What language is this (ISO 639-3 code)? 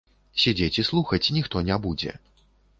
bel